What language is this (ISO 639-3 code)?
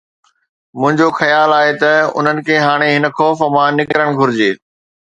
snd